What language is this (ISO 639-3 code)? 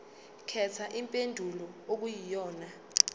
zul